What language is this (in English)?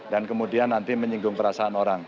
Indonesian